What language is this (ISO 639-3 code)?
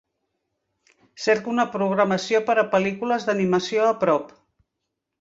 cat